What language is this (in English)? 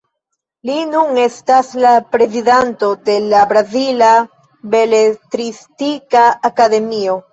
Esperanto